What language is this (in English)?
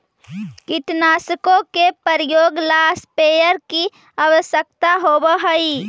Magahi